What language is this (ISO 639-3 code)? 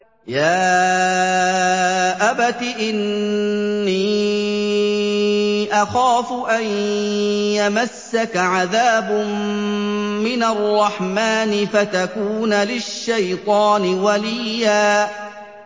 ara